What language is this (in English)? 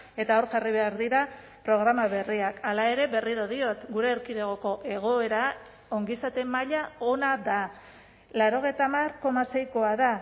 Basque